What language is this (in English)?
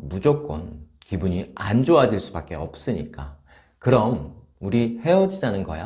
Korean